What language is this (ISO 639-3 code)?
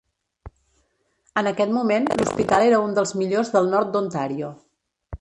cat